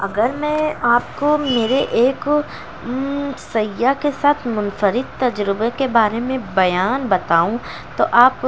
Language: Urdu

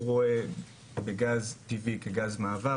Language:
Hebrew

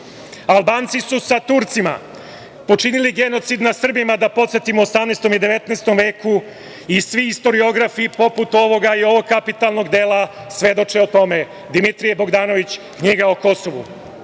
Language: Serbian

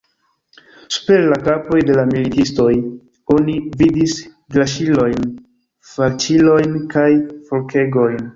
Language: Esperanto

